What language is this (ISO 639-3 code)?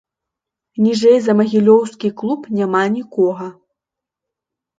bel